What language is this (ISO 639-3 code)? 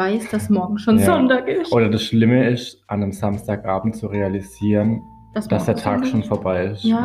deu